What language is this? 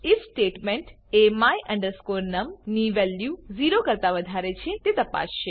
Gujarati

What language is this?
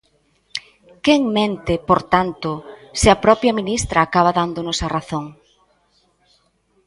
Galician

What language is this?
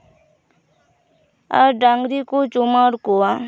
Santali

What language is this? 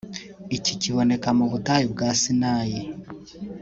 Kinyarwanda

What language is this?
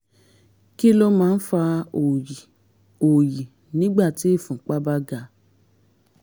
Yoruba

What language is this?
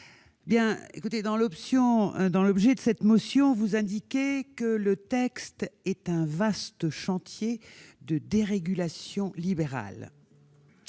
French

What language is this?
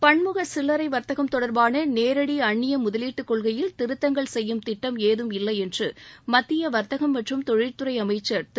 Tamil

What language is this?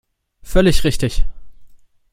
German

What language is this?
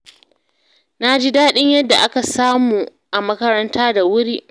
Hausa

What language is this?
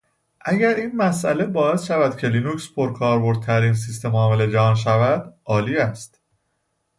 Persian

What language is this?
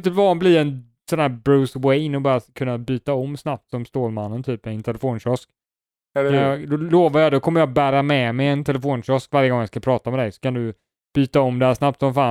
Swedish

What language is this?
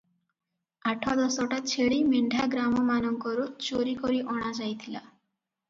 Odia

